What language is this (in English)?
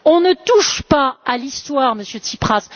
French